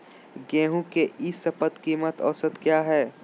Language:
Magahi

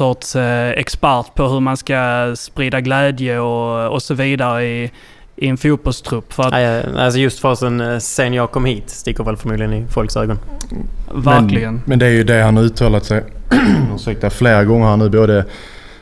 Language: Swedish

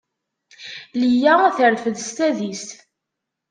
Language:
Kabyle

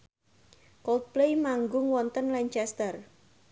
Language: Javanese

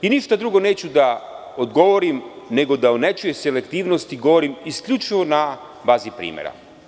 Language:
Serbian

